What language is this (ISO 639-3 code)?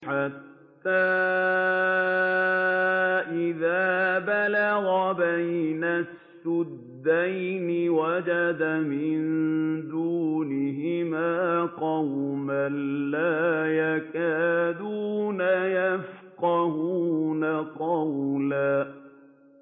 ara